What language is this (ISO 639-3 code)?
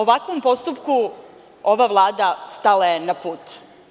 srp